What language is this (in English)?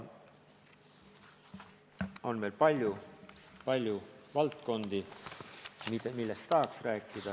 Estonian